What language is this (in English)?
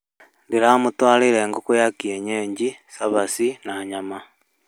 Kikuyu